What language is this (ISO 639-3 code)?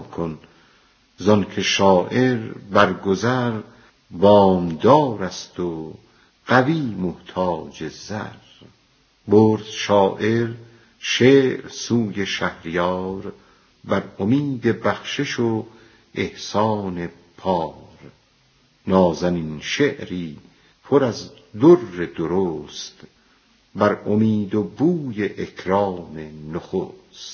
fas